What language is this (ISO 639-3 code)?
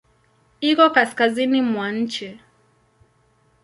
swa